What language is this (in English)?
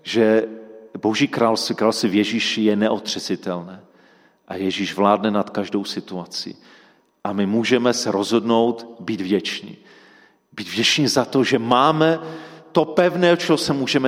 Czech